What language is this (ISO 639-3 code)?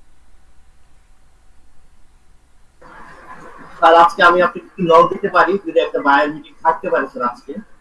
ben